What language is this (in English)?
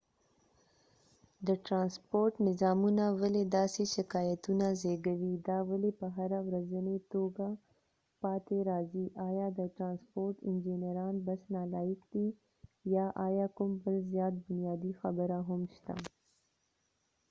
Pashto